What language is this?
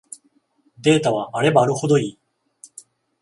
Japanese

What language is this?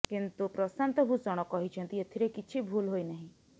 Odia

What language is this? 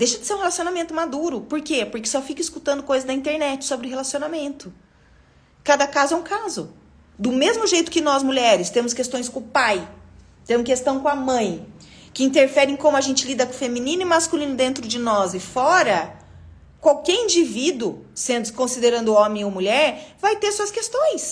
Portuguese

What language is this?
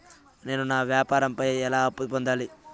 Telugu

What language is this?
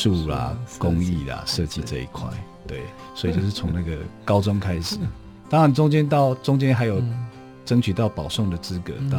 Chinese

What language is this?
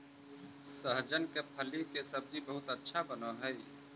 Magahi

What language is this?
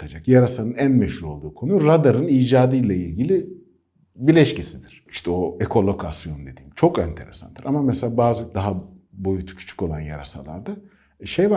Turkish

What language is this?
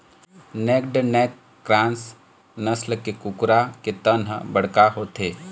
Chhattisgarhi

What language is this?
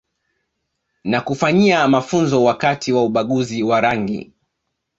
Swahili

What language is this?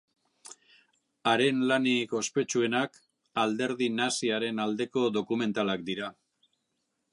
Basque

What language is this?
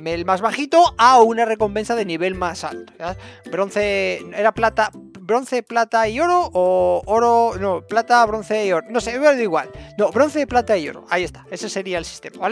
Spanish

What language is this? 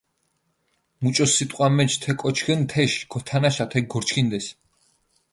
Mingrelian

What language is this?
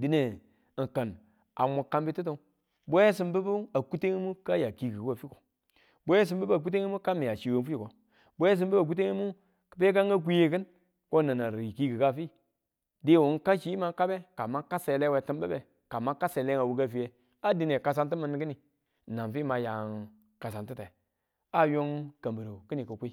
Tula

